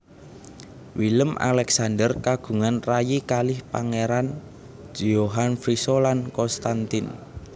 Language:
Javanese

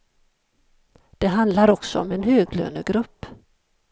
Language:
Swedish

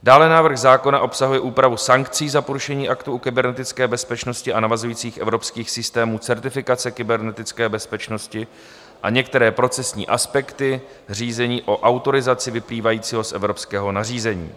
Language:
Czech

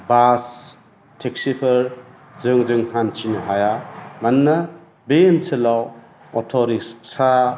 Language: Bodo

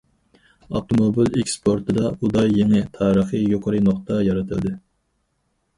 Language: Uyghur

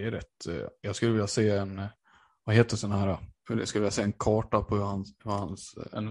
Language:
Swedish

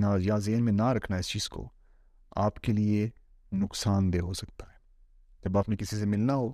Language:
Urdu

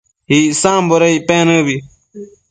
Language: Matsés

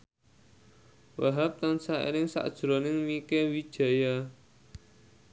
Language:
Javanese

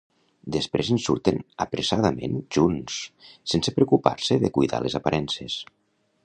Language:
Catalan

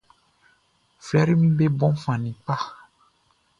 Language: Baoulé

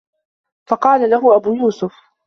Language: Arabic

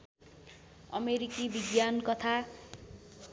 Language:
Nepali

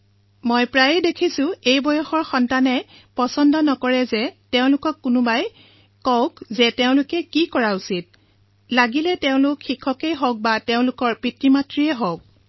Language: Assamese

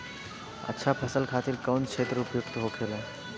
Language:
Bhojpuri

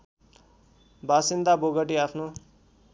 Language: Nepali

